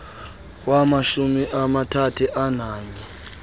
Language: Xhosa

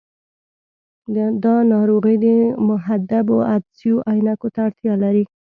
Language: Pashto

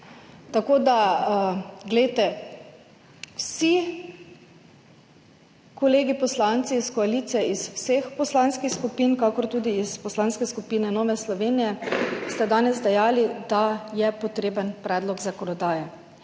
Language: Slovenian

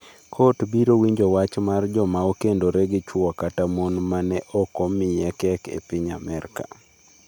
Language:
Luo (Kenya and Tanzania)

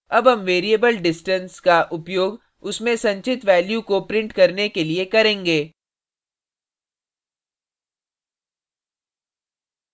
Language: Hindi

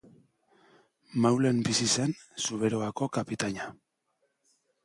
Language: Basque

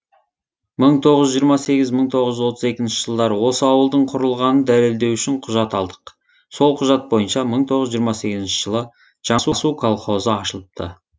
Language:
Kazakh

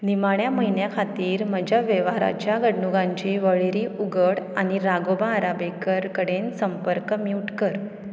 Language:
Konkani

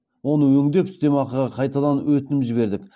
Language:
Kazakh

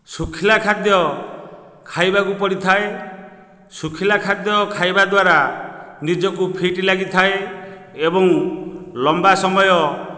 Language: Odia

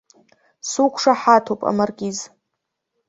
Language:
Abkhazian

